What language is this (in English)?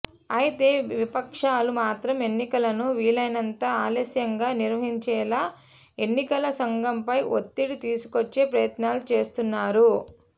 Telugu